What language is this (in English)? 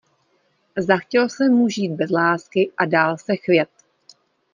Czech